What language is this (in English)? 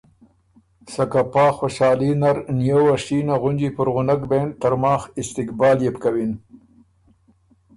Ormuri